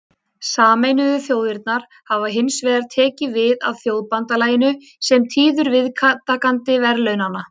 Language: Icelandic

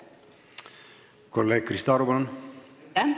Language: Estonian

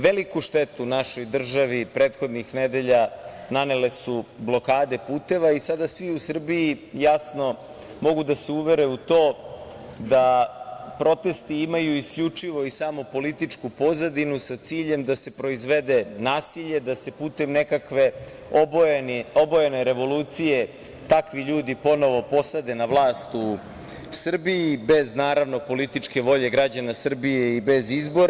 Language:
Serbian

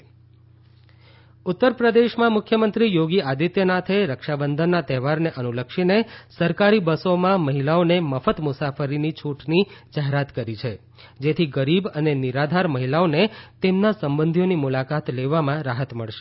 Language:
Gujarati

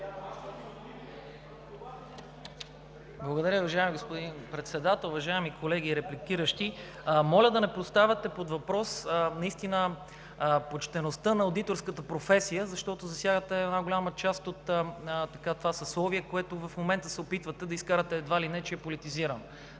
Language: Bulgarian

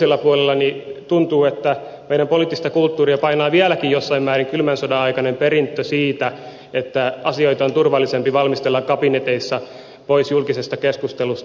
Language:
Finnish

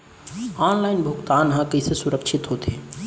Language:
Chhattisgarhi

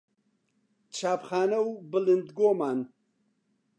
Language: Central Kurdish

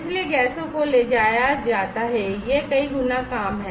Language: Hindi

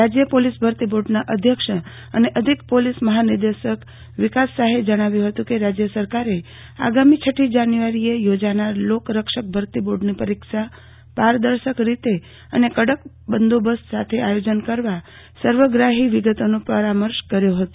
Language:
Gujarati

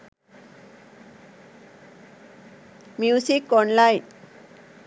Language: Sinhala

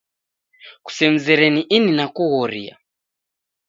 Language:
Taita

